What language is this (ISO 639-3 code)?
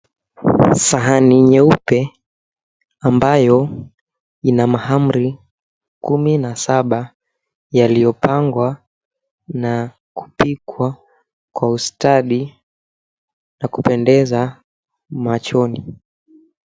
swa